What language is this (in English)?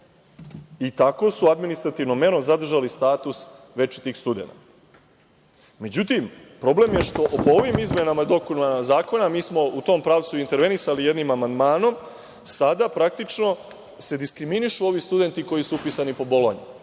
Serbian